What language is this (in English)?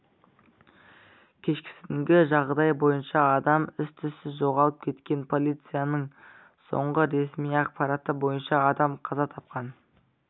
Kazakh